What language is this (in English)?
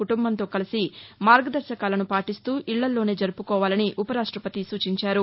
Telugu